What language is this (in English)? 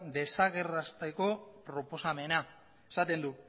Basque